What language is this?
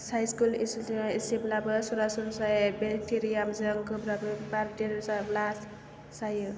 Bodo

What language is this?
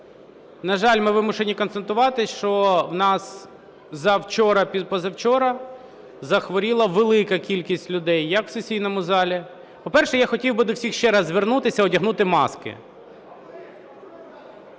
Ukrainian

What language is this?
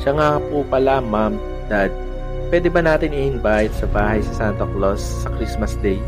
Filipino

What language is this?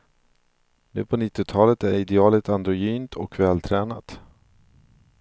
Swedish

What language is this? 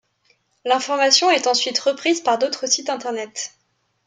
French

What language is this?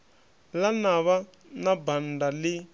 Venda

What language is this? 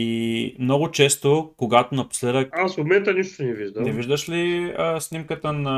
Bulgarian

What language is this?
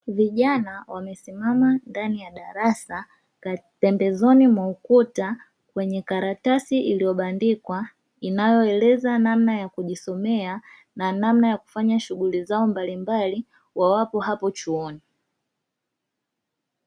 Swahili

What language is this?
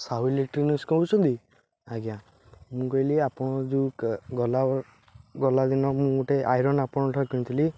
Odia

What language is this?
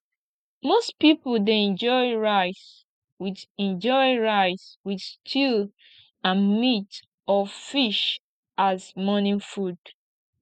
Nigerian Pidgin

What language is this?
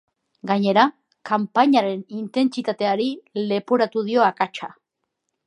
Basque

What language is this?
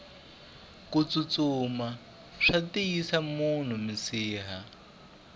Tsonga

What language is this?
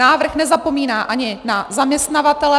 Czech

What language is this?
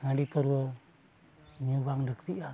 Santali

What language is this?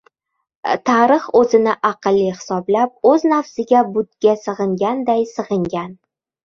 Uzbek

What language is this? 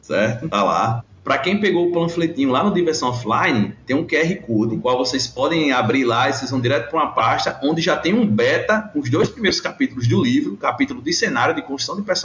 Portuguese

